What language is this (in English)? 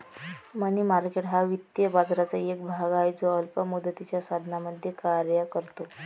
Marathi